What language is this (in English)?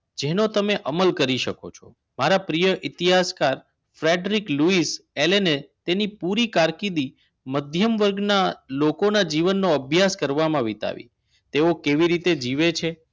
Gujarati